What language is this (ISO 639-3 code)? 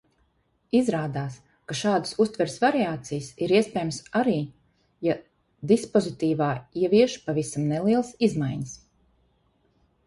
lav